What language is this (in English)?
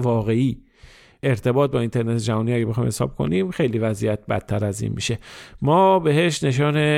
Persian